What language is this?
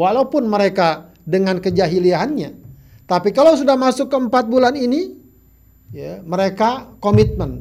Indonesian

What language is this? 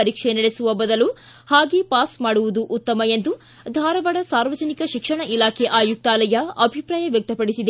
Kannada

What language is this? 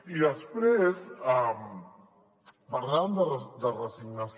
Catalan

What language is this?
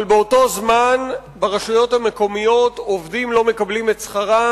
Hebrew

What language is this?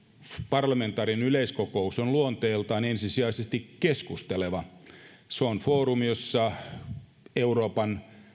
Finnish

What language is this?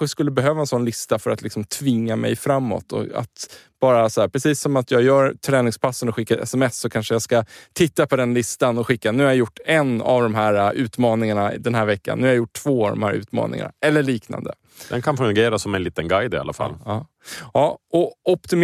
Swedish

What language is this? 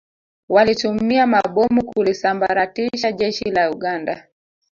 Swahili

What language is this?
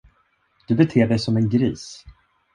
Swedish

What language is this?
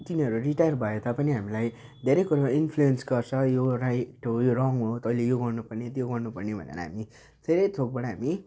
Nepali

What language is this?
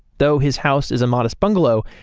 English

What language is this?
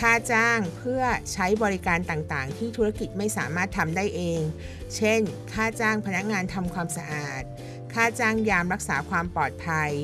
Thai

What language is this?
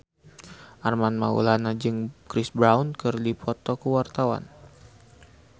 Sundanese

